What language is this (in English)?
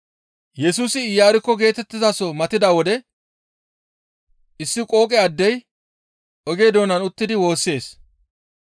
Gamo